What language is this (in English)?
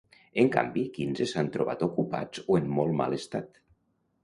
Catalan